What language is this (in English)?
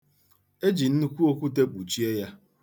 Igbo